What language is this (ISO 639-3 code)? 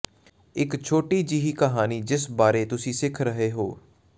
pan